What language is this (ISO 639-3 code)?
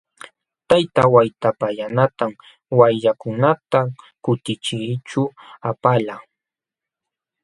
qxw